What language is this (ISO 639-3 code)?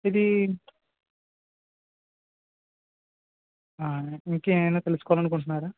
tel